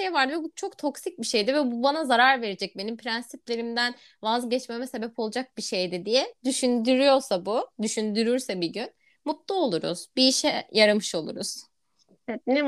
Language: Turkish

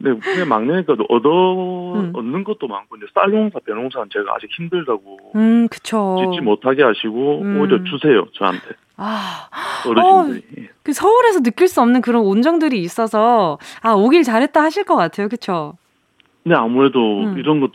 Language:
Korean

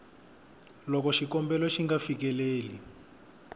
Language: Tsonga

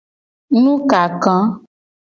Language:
Gen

